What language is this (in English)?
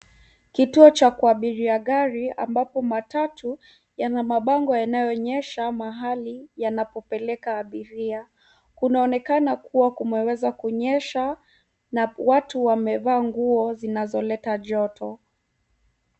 Swahili